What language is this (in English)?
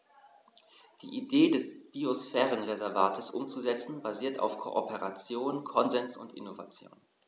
German